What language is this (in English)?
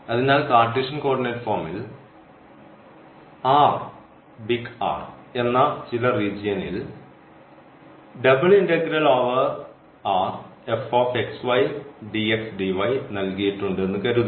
Malayalam